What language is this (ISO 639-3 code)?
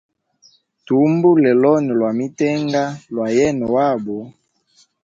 hem